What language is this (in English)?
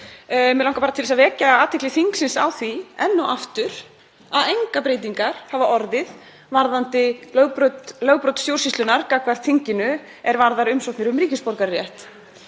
Icelandic